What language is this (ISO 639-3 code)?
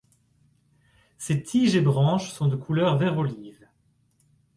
fra